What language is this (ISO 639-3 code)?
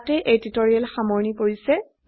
asm